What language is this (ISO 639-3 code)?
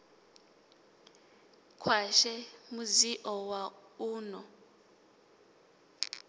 ven